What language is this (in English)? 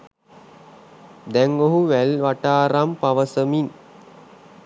Sinhala